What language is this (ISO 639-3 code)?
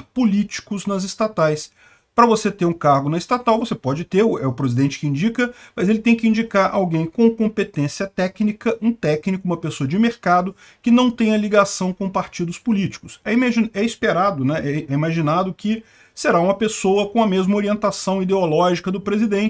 por